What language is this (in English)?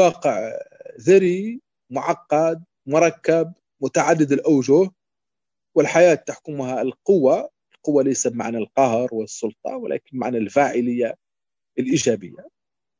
Arabic